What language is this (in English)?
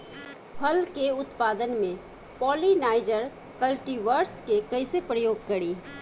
Bhojpuri